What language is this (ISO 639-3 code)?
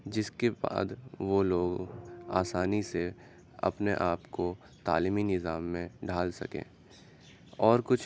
urd